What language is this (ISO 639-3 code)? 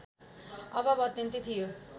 nep